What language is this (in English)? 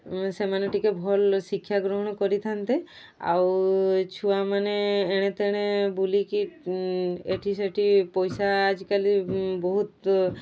Odia